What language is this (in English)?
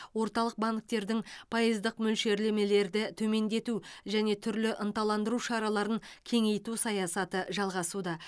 Kazakh